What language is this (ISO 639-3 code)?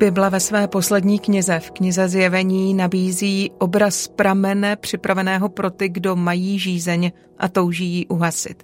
ces